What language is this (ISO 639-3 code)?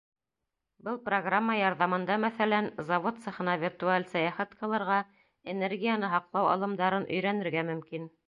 bak